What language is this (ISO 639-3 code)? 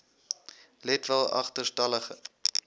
afr